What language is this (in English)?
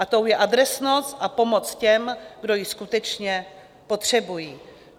Czech